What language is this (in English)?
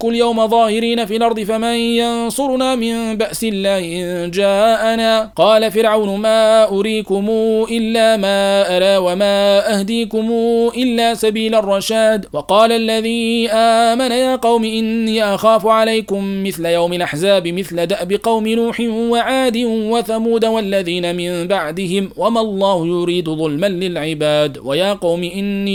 Arabic